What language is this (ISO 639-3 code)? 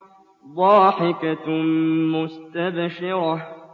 ara